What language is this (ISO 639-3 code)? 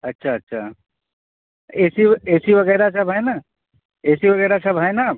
urd